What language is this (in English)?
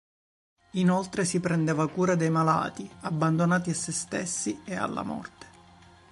Italian